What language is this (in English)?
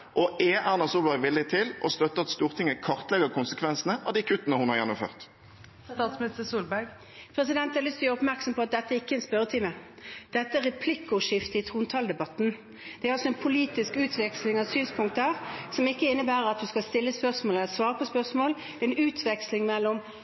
Norwegian Bokmål